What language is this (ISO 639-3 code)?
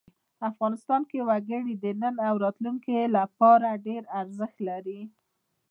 pus